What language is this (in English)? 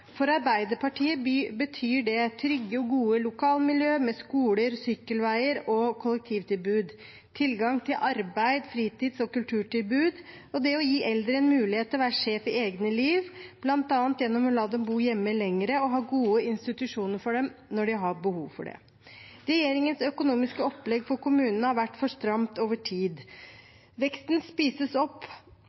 Norwegian Bokmål